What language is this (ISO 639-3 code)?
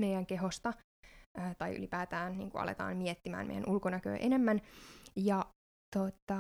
fin